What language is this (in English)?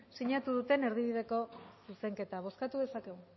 Basque